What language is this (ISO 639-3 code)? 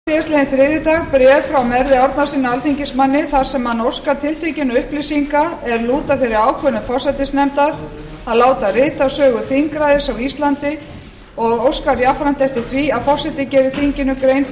isl